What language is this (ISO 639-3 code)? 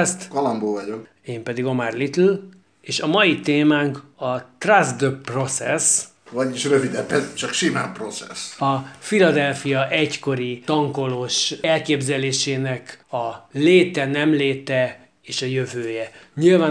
hun